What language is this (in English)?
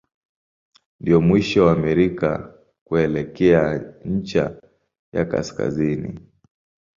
Swahili